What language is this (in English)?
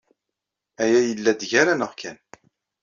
Kabyle